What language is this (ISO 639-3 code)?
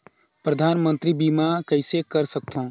hne